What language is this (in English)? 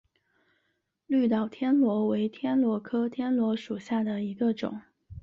Chinese